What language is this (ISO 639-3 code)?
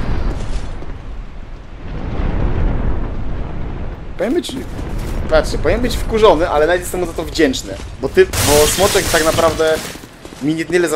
pol